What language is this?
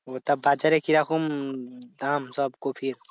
Bangla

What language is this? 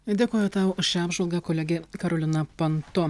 Lithuanian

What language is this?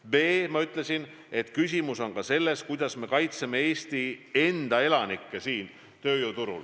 Estonian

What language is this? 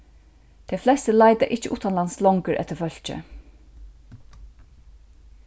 Faroese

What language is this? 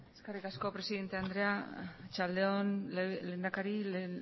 Basque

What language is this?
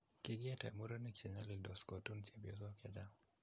Kalenjin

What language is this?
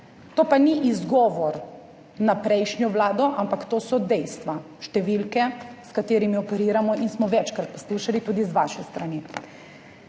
Slovenian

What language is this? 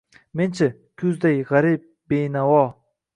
Uzbek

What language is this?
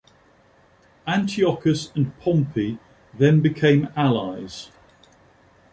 English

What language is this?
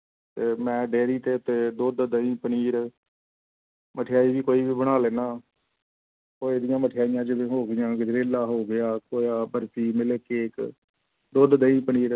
Punjabi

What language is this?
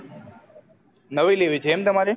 Gujarati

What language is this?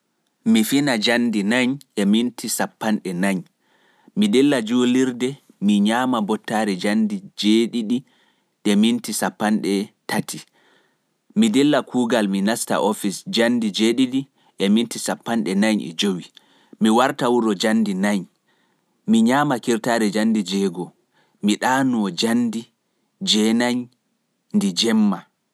Fula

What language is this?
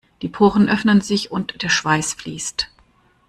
German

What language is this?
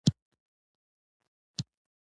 Pashto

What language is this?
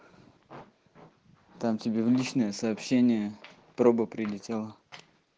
Russian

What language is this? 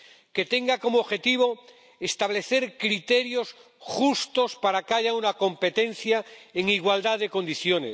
Spanish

